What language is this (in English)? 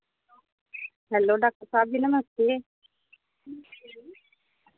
Dogri